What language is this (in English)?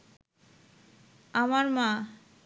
Bangla